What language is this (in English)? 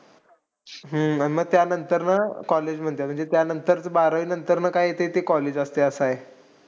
Marathi